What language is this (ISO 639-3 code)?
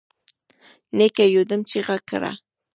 pus